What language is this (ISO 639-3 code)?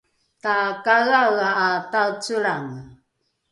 dru